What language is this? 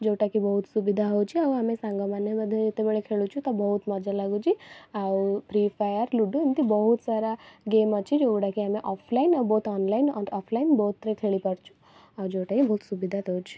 Odia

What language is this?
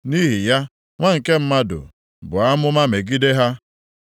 Igbo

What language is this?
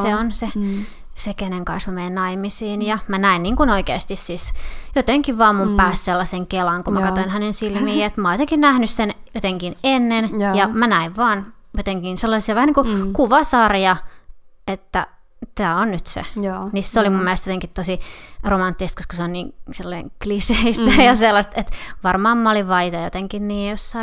Finnish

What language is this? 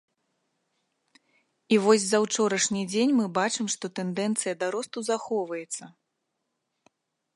Belarusian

